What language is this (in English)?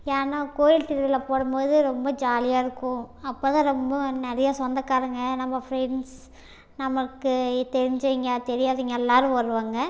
Tamil